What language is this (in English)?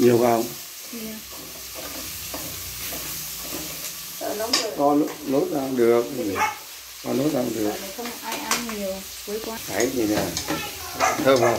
Vietnamese